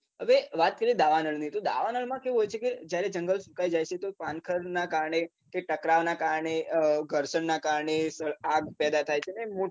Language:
Gujarati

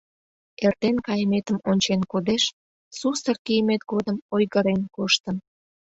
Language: Mari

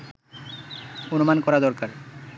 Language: Bangla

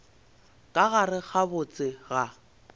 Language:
Northern Sotho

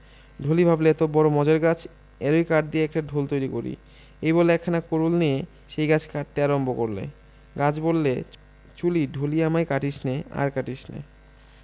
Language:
Bangla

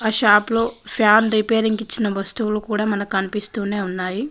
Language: Telugu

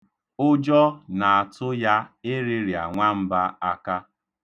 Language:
Igbo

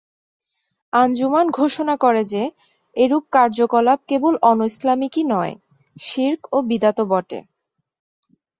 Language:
Bangla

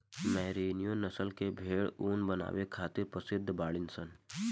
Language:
Bhojpuri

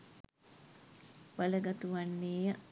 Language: Sinhala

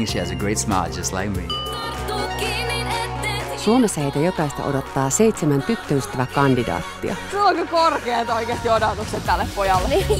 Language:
Finnish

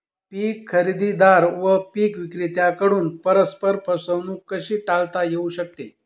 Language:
Marathi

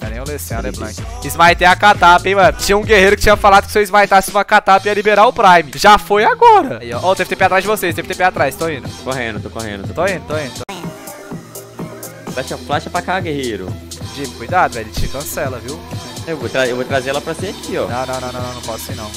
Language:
Portuguese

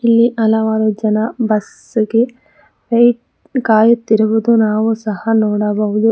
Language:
Kannada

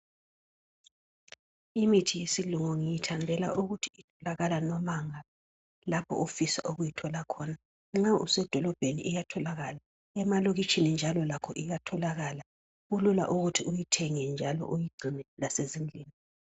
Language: North Ndebele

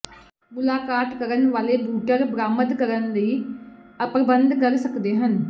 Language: Punjabi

